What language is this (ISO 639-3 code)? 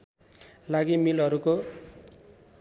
nep